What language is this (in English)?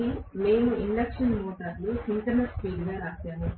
Telugu